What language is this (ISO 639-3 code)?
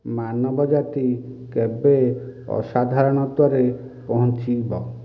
ori